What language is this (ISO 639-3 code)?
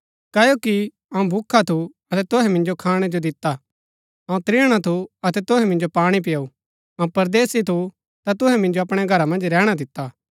gbk